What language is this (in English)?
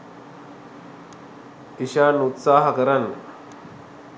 Sinhala